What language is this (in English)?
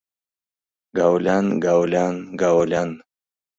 Mari